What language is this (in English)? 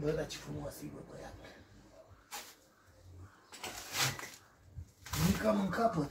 Romanian